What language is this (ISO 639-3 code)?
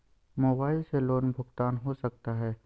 mag